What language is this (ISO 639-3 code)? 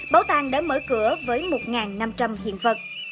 vie